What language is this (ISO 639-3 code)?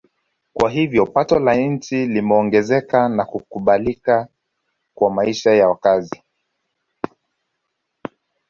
swa